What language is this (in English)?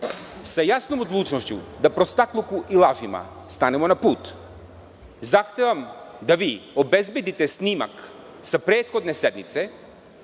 Serbian